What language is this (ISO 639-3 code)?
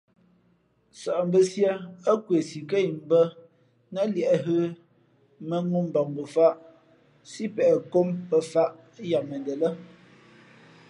fmp